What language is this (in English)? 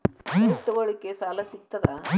Kannada